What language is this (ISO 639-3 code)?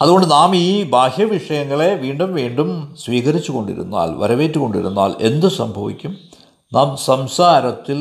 mal